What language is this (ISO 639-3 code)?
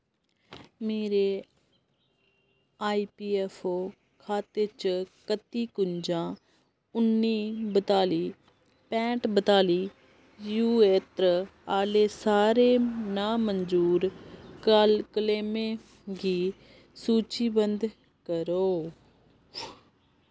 doi